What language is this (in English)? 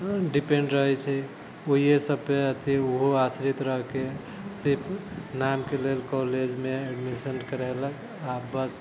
Maithili